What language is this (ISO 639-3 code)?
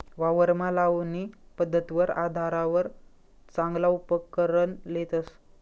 mar